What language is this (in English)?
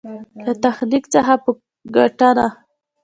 Pashto